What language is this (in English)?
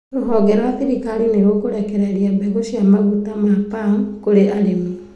Kikuyu